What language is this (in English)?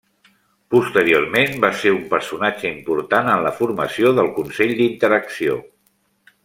Catalan